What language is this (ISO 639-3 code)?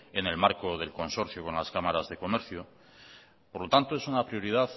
spa